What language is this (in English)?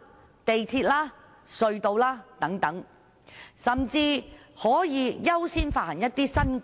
Cantonese